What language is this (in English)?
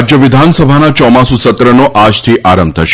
Gujarati